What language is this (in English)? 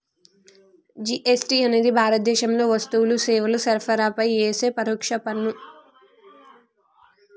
Telugu